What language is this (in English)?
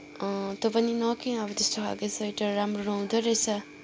Nepali